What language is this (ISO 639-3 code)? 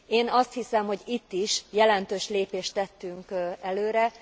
hun